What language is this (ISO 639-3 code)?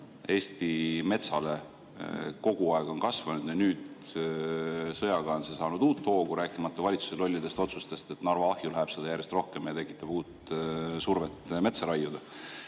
est